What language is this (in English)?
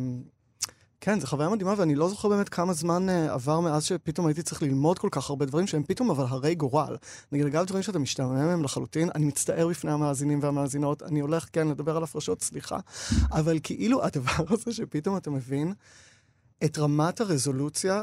Hebrew